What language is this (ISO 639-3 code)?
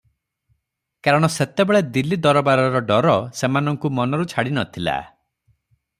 ori